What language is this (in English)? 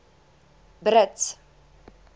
Afrikaans